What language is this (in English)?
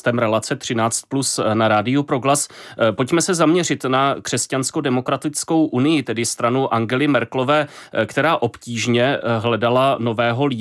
Czech